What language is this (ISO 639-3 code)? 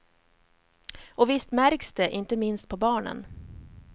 swe